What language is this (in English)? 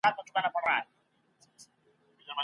Pashto